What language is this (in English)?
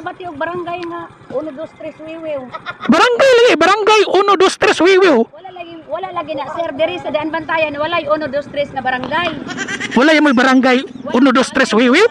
Filipino